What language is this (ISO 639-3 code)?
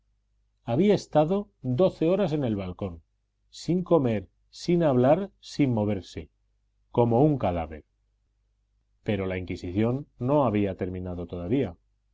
spa